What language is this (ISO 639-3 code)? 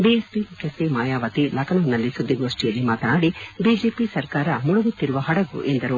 kan